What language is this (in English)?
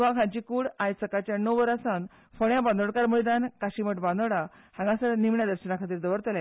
Konkani